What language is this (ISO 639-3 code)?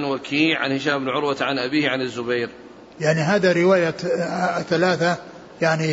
ara